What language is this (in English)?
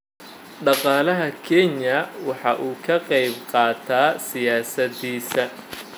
Somali